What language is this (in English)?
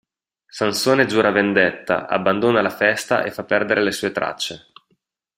Italian